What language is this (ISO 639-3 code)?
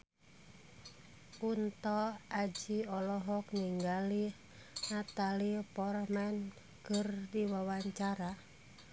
sun